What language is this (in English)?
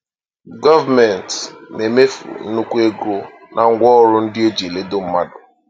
Igbo